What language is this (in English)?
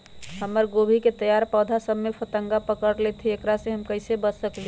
Magahi